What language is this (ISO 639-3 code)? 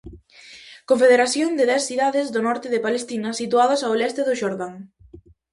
glg